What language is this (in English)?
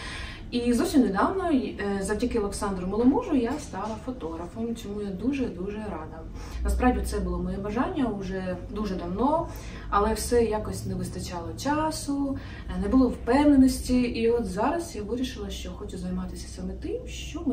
Ukrainian